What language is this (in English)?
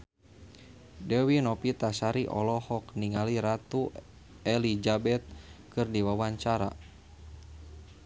Sundanese